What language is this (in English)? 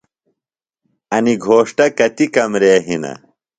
Phalura